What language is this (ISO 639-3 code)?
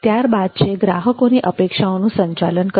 guj